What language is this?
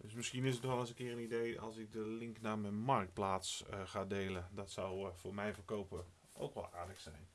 Dutch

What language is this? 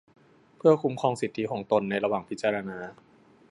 Thai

